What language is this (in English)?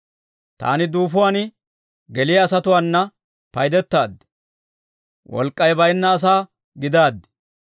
Dawro